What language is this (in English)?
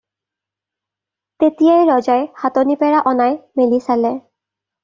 Assamese